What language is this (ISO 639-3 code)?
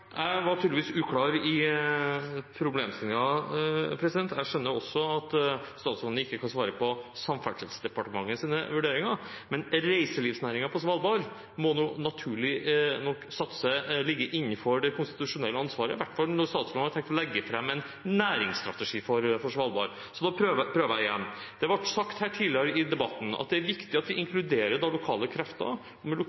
nob